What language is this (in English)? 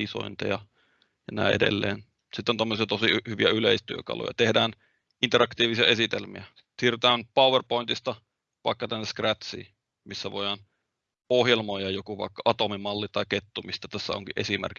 Finnish